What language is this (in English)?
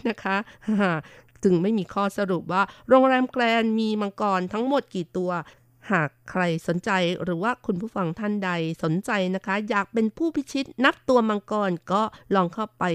Thai